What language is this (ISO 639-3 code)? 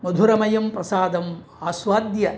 san